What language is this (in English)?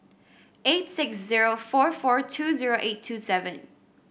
English